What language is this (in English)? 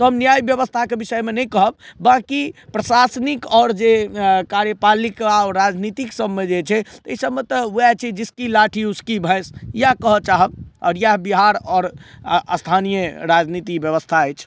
Maithili